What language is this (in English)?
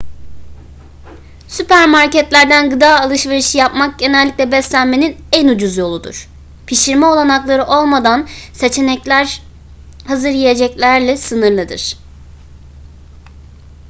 Turkish